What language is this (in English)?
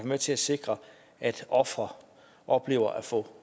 Danish